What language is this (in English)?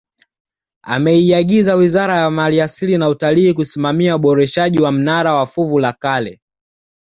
Swahili